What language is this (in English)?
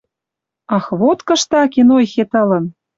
Western Mari